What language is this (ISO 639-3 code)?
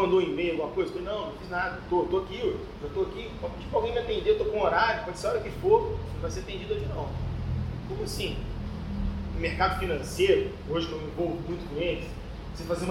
por